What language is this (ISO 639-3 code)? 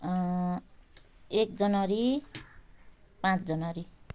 nep